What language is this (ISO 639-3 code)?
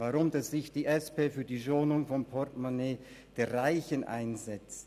gsw